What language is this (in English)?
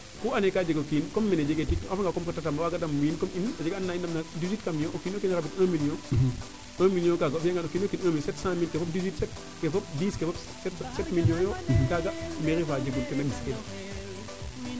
Serer